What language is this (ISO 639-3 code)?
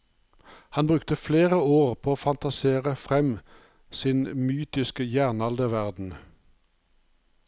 nor